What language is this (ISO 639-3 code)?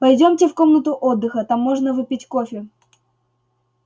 rus